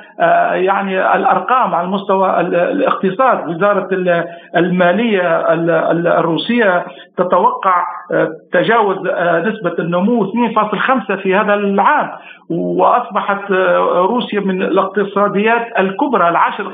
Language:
Arabic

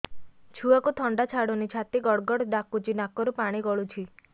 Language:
Odia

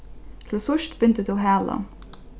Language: Faroese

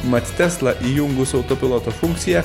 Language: Lithuanian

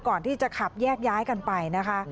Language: Thai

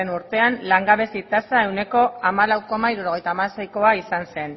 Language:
Basque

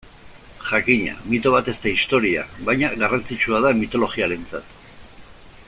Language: Basque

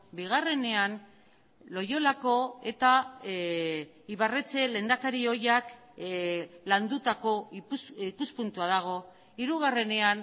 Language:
Basque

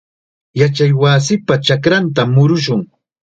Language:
Chiquián Ancash Quechua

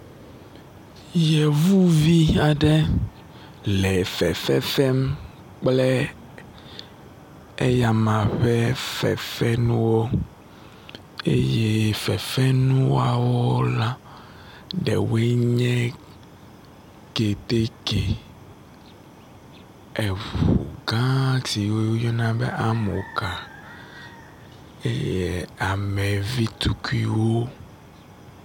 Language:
Ewe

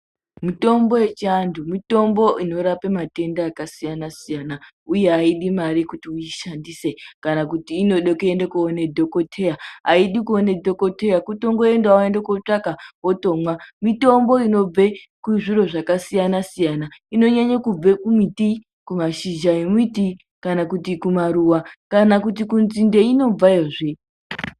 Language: Ndau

